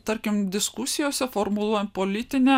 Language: Lithuanian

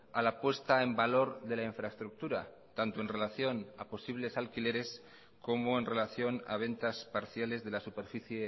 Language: Spanish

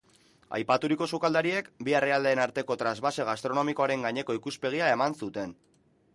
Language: Basque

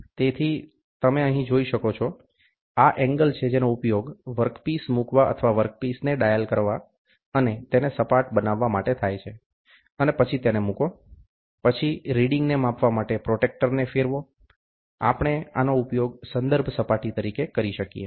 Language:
Gujarati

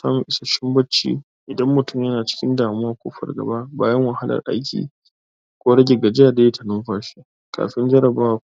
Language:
Hausa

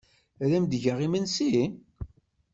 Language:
Kabyle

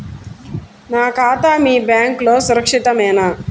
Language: Telugu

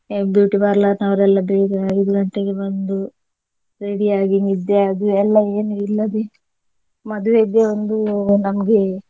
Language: Kannada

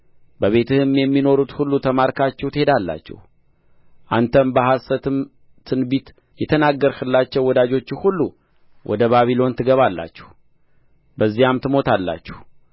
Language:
Amharic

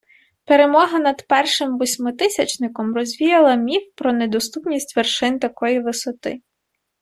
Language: Ukrainian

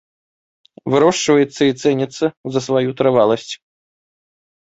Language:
Belarusian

